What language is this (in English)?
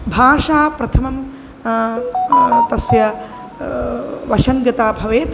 Sanskrit